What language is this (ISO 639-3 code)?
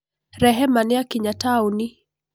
kik